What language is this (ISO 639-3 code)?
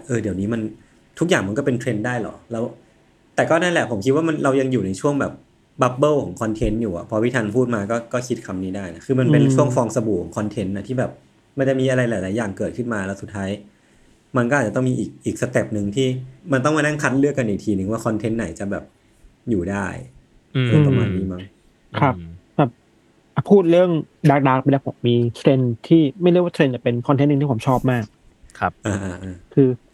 tha